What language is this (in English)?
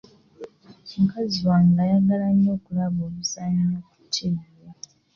Ganda